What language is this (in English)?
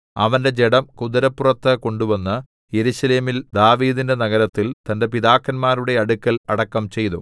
Malayalam